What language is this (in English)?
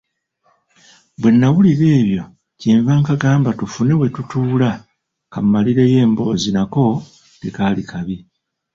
Ganda